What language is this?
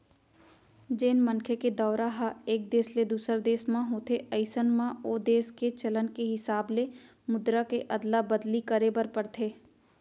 Chhattisgarhi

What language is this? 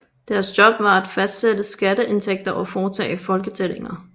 Danish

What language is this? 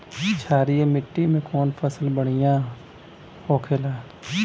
Bhojpuri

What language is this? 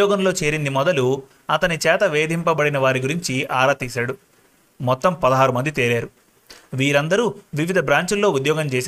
Telugu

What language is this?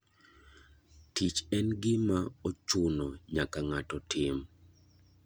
Luo (Kenya and Tanzania)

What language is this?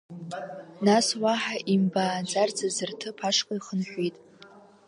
Abkhazian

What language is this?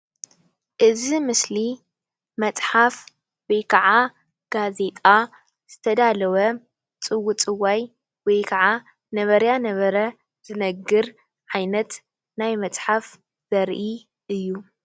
Tigrinya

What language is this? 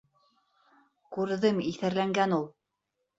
Bashkir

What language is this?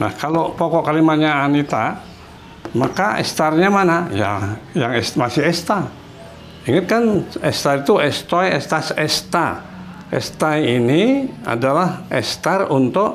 Indonesian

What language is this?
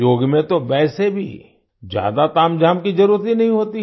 Hindi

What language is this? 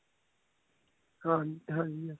Punjabi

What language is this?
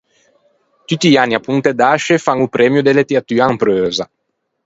Ligurian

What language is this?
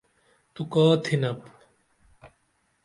Dameli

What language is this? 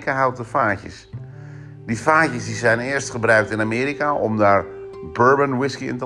Dutch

